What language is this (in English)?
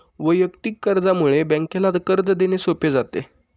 Marathi